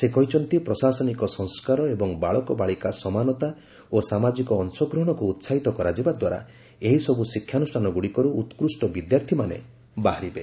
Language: Odia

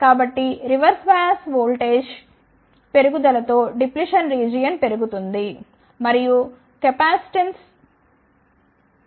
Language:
Telugu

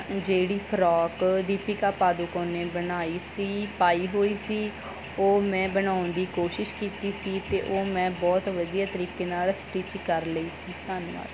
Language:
Punjabi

